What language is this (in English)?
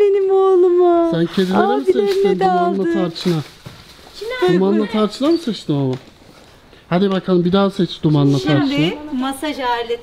Turkish